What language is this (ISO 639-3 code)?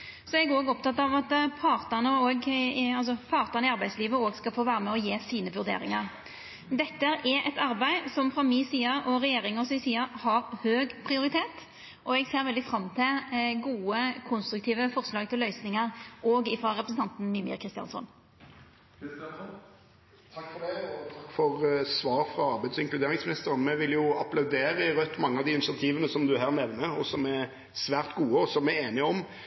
nor